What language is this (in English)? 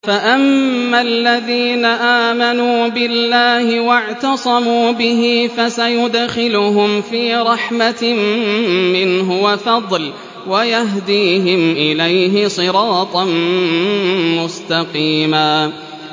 Arabic